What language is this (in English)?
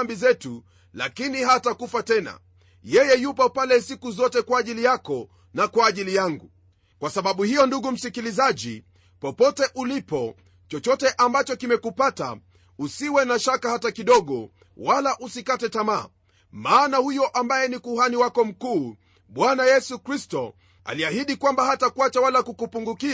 Swahili